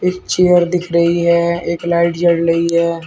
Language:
Hindi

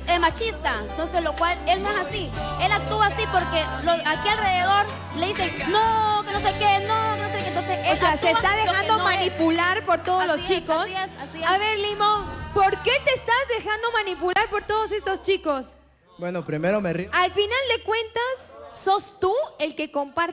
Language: Spanish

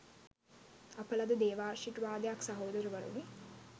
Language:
Sinhala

